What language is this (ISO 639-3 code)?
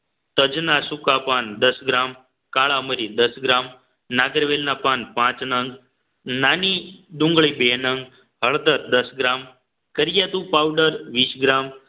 guj